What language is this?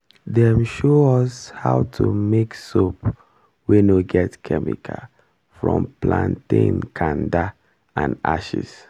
Nigerian Pidgin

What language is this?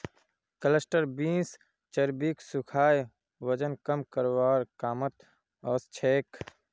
Magahi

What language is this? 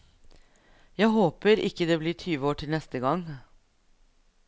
Norwegian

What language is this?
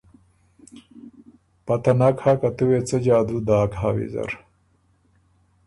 Ormuri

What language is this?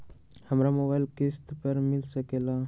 Magahi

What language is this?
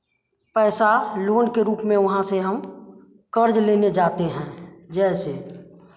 Hindi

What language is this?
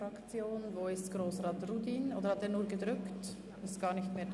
Swiss German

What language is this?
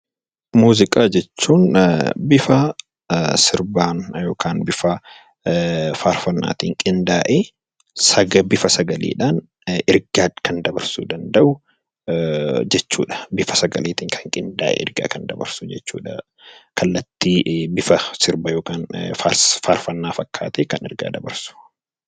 Oromo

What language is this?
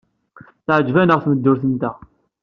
Kabyle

